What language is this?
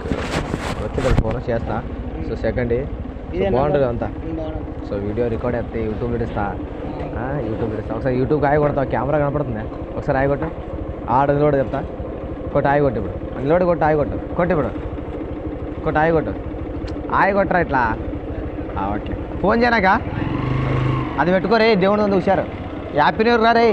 Indonesian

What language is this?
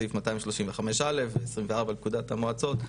Hebrew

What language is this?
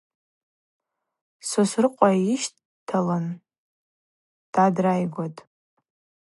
Abaza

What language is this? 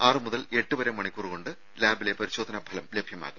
Malayalam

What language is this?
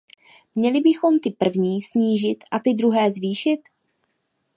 Czech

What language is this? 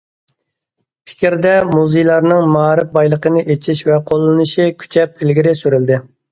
Uyghur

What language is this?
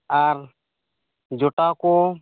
Santali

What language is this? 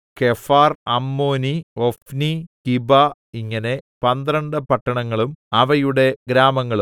Malayalam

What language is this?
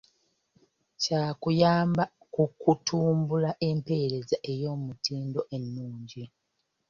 Ganda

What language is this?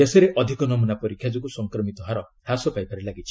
Odia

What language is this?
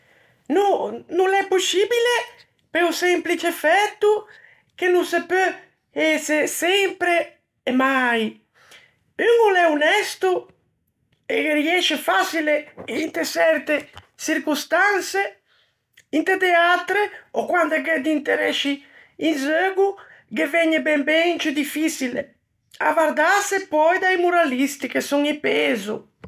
Ligurian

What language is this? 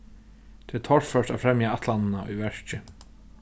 Faroese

